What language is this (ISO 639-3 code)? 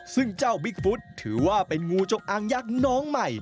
tha